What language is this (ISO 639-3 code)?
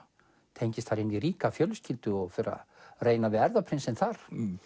isl